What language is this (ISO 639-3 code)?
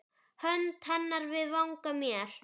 isl